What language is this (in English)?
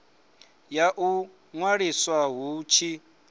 Venda